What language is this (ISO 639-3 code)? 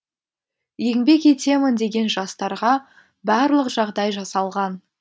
kaz